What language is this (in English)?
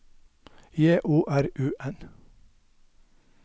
Norwegian